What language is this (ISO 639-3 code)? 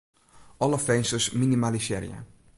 fry